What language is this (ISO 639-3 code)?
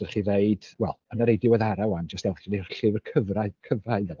cym